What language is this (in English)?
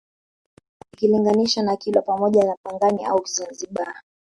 Swahili